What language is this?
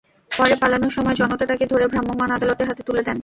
Bangla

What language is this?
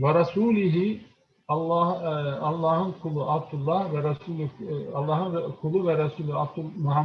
Turkish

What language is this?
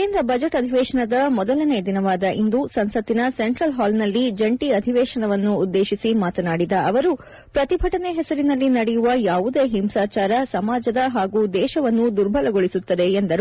Kannada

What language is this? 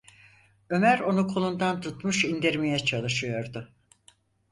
Turkish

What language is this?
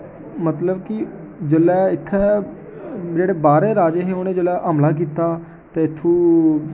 Dogri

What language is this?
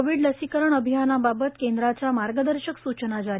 Marathi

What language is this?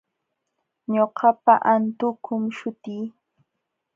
Jauja Wanca Quechua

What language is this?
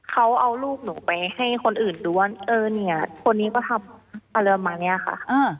Thai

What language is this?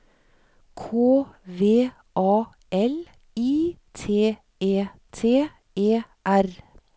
Norwegian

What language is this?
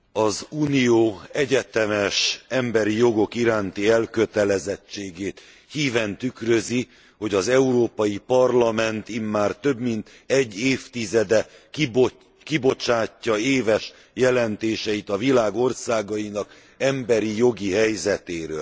Hungarian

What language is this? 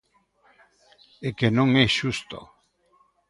Galician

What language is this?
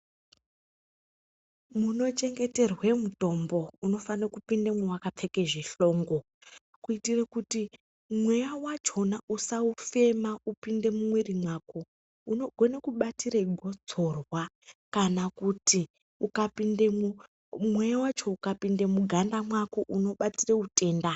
Ndau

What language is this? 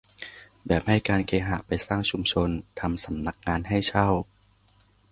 Thai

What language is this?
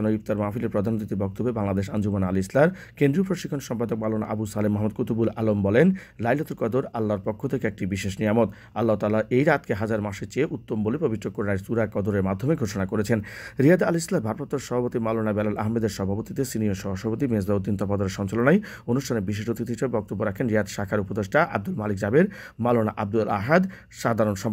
Arabic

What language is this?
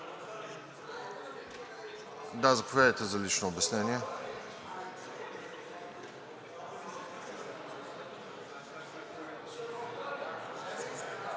Bulgarian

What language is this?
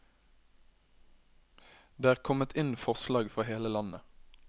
Norwegian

